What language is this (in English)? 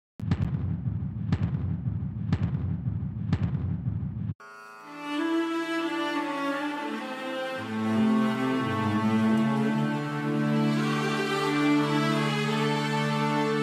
Kannada